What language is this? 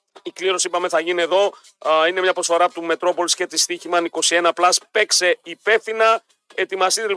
Greek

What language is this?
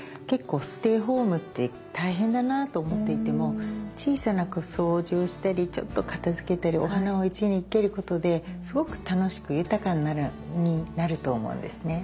Japanese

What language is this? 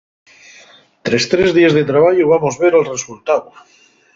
Asturian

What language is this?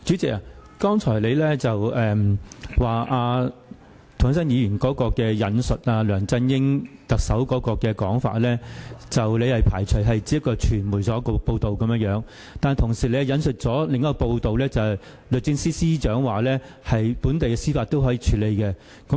Cantonese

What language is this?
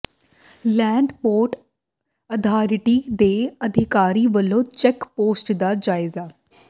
Punjabi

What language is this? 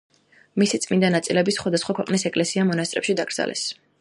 Georgian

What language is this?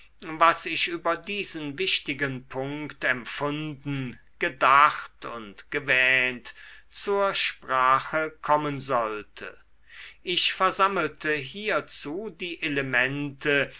German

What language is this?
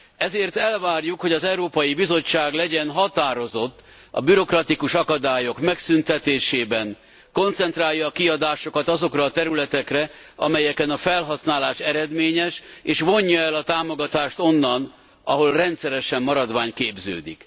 Hungarian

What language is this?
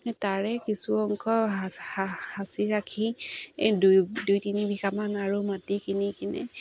Assamese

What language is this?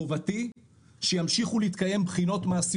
Hebrew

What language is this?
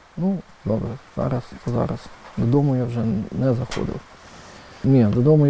Ukrainian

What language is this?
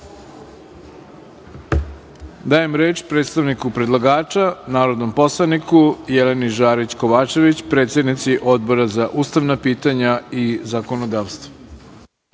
Serbian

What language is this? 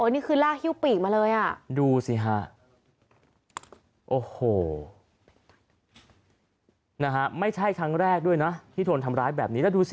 Thai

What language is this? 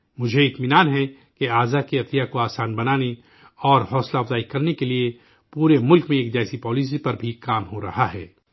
Urdu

